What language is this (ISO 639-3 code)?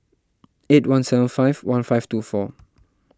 eng